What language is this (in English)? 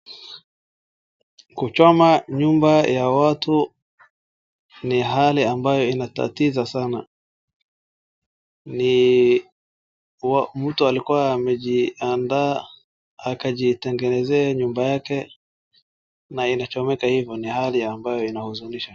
Swahili